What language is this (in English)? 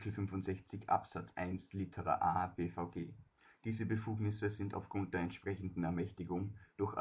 German